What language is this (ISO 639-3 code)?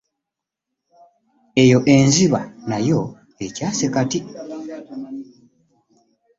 lug